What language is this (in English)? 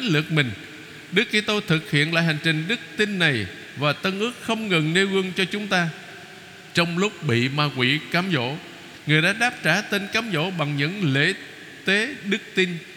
Vietnamese